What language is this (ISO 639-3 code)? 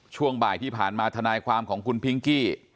tha